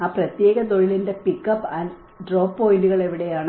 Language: Malayalam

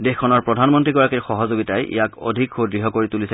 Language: Assamese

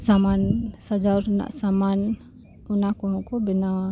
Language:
Santali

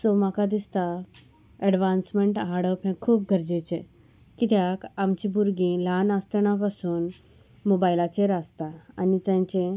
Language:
Konkani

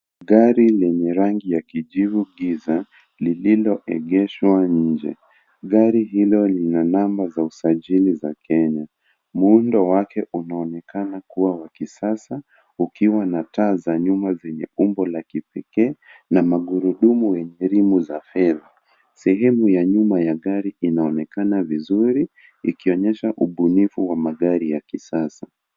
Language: Swahili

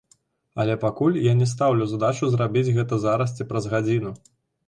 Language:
Belarusian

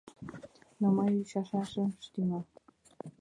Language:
Mari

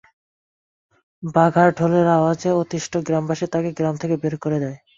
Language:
Bangla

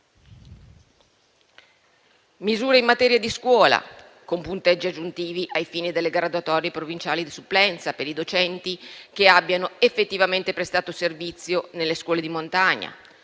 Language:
Italian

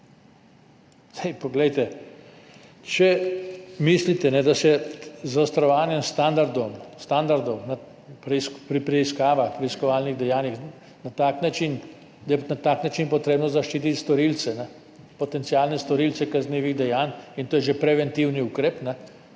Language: Slovenian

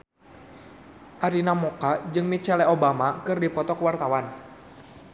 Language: Sundanese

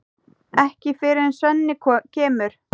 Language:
Icelandic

